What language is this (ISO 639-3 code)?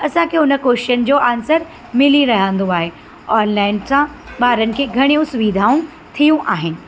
snd